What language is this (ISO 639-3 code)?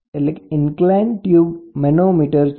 guj